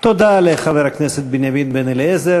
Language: Hebrew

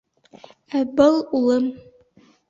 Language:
Bashkir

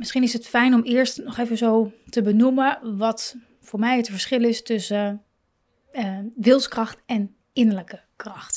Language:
Dutch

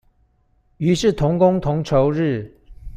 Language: Chinese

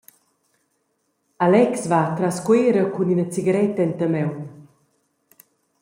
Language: Romansh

